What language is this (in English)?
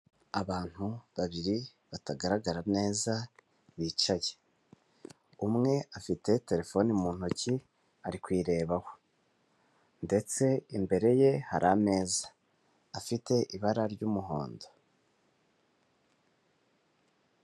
Kinyarwanda